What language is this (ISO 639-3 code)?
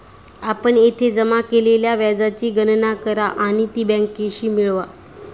mar